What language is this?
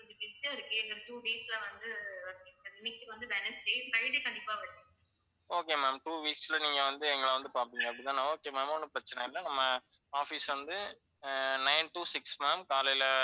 Tamil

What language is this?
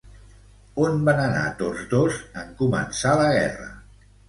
Catalan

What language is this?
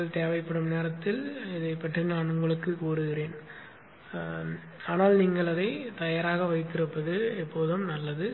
Tamil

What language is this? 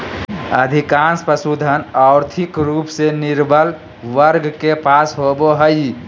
Magahi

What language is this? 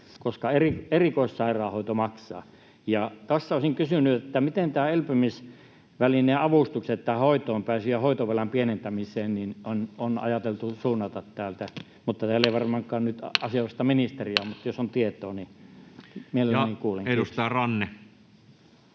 Finnish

